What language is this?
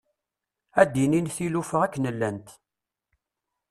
Kabyle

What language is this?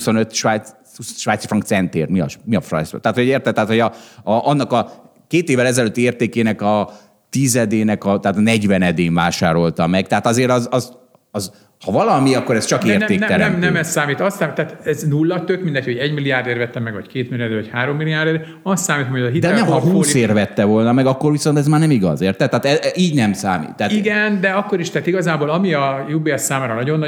Hungarian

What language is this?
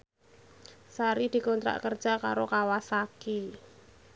Javanese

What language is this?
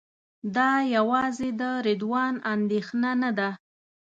Pashto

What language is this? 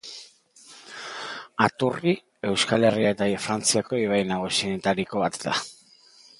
Basque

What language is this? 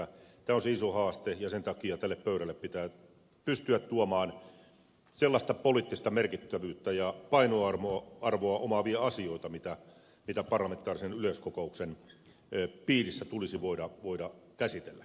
Finnish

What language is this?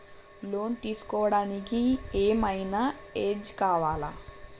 Telugu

